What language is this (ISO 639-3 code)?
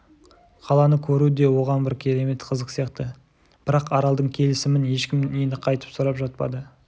kaz